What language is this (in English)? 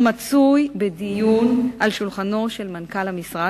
Hebrew